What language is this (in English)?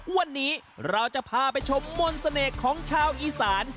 Thai